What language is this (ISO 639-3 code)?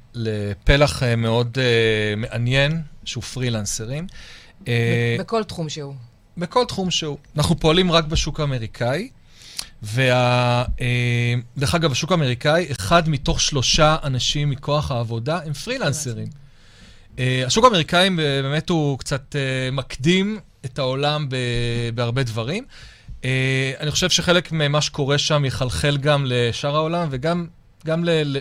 heb